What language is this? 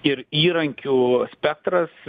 Lithuanian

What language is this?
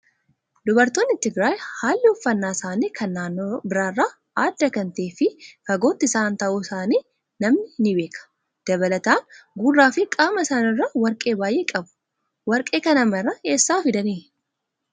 Oromo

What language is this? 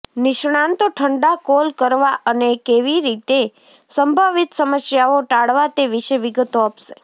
Gujarati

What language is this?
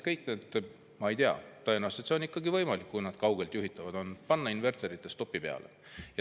Estonian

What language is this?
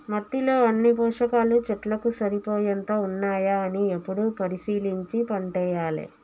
Telugu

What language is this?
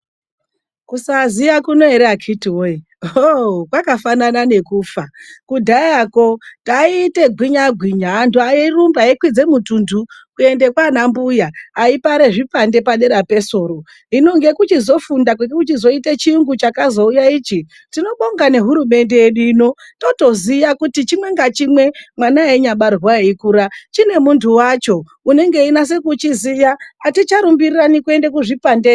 Ndau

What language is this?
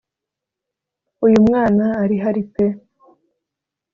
Kinyarwanda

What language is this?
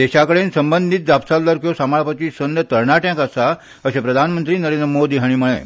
Konkani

